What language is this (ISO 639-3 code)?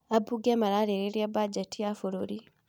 kik